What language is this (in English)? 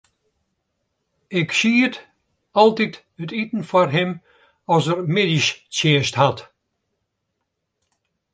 Western Frisian